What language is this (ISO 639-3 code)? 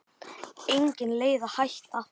isl